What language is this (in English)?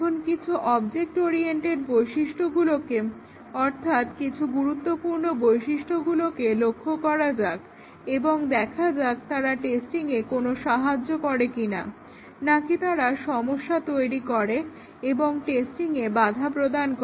Bangla